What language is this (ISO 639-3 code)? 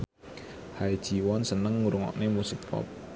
jav